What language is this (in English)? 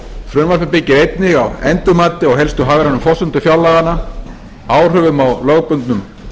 Icelandic